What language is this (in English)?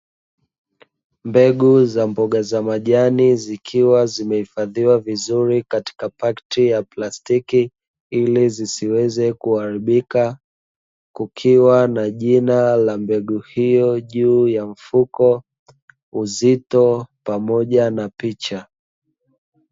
Swahili